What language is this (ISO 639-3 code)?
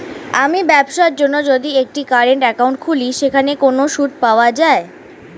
ben